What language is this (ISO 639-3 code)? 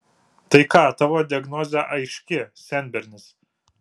lit